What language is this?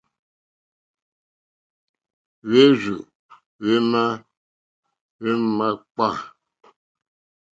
Mokpwe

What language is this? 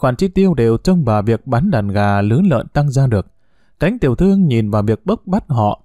Vietnamese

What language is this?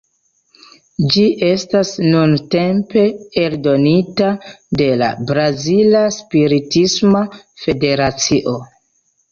Esperanto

